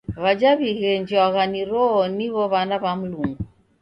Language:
Taita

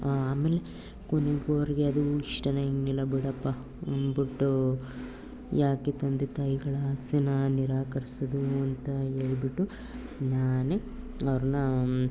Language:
Kannada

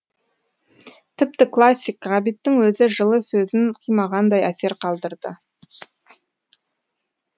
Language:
Kazakh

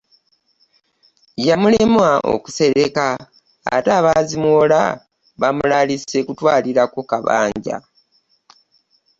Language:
Ganda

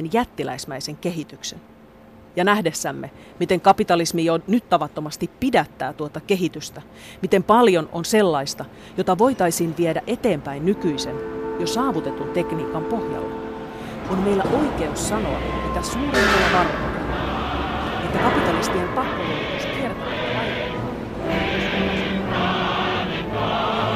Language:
Finnish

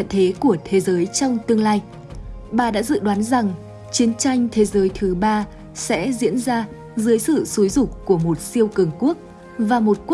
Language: Vietnamese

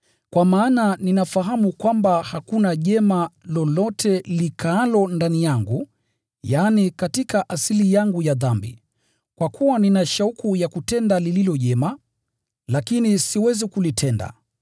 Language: Swahili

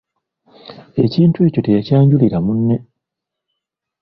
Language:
Ganda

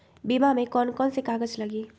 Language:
Magahi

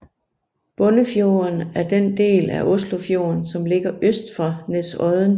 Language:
Danish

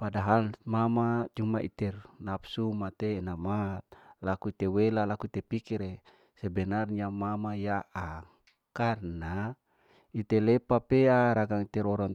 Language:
Larike-Wakasihu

